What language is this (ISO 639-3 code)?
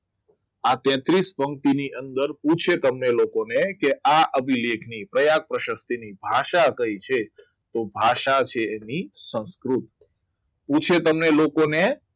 guj